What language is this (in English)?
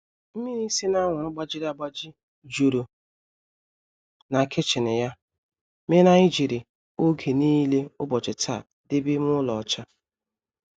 Igbo